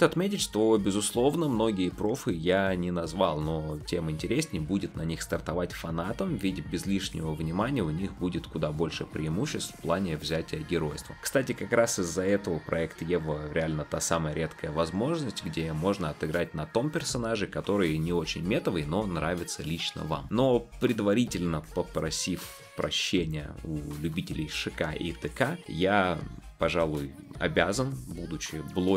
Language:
Russian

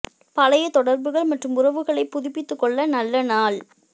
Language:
Tamil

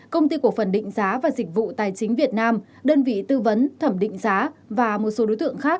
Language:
Vietnamese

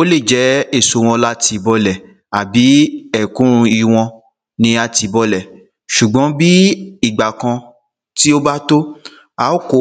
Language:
Yoruba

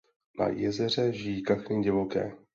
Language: Czech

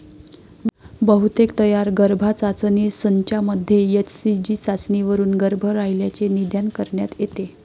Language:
Marathi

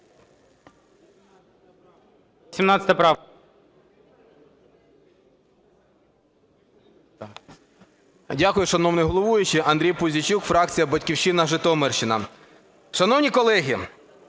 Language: Ukrainian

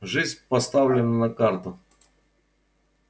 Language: Russian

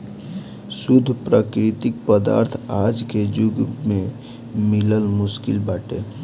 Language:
Bhojpuri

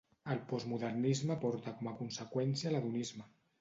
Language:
Catalan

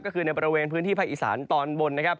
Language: Thai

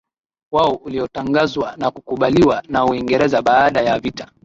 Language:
Swahili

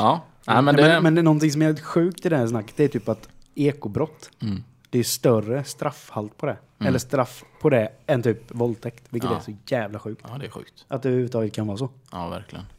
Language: Swedish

